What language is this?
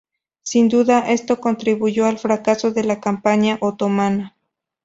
Spanish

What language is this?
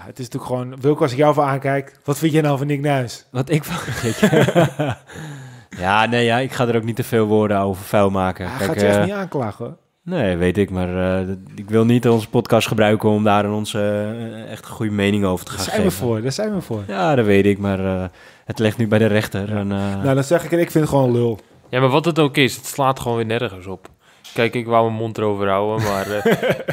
Dutch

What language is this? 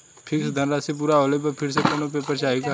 Bhojpuri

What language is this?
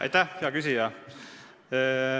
Estonian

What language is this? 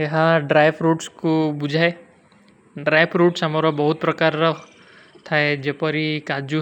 Kui (India)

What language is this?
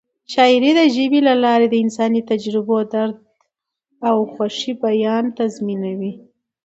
Pashto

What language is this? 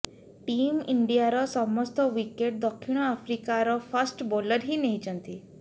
Odia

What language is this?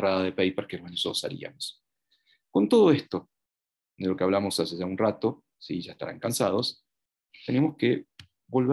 Spanish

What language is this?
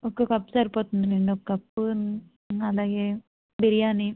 Telugu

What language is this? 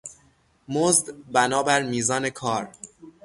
Persian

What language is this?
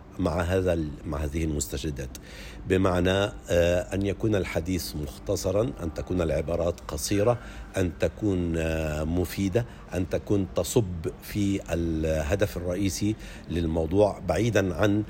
Arabic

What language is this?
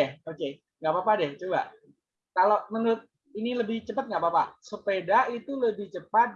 Indonesian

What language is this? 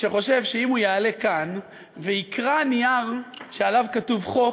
Hebrew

